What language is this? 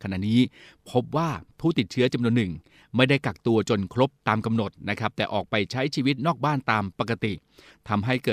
Thai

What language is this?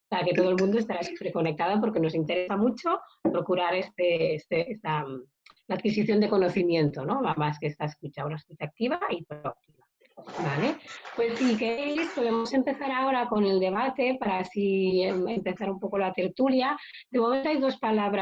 Spanish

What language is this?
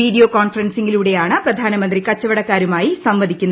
Malayalam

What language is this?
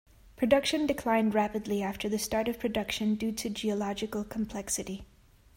English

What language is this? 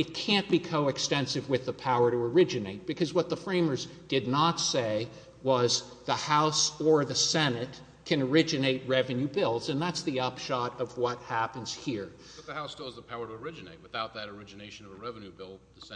English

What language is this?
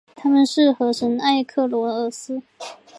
Chinese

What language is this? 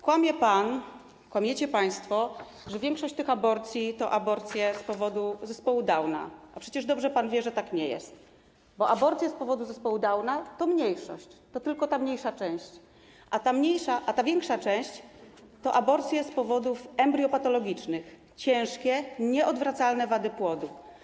Polish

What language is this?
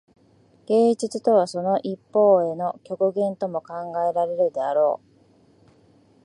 Japanese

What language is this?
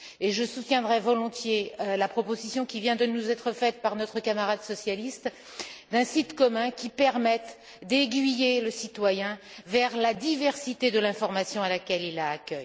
French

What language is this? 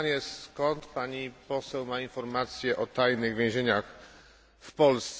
Polish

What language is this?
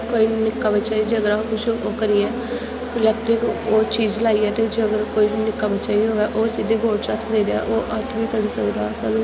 Dogri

